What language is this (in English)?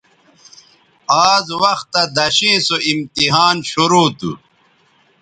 Bateri